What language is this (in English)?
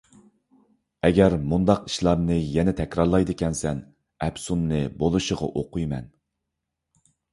Uyghur